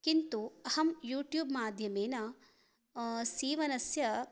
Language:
Sanskrit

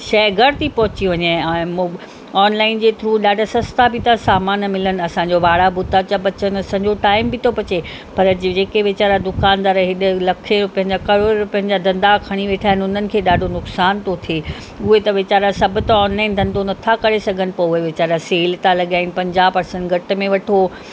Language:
Sindhi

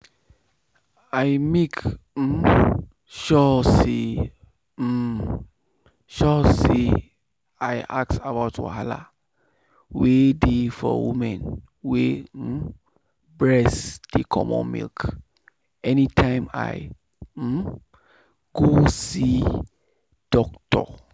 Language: Nigerian Pidgin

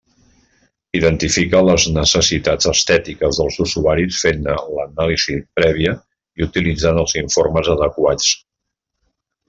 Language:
Catalan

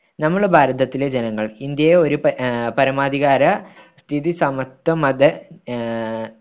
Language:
Malayalam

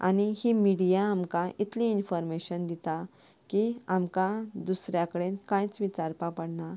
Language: Konkani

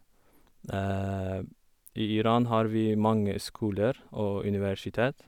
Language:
Norwegian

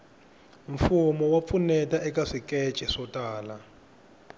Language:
Tsonga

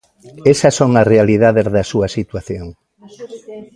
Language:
Galician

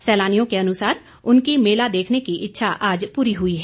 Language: Hindi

